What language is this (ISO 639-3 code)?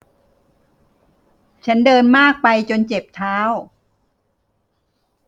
tha